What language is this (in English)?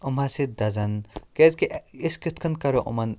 Kashmiri